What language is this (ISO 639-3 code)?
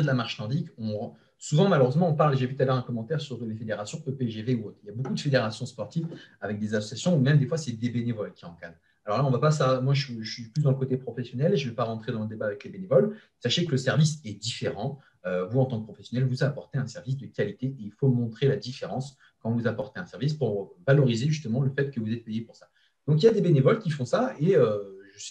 fra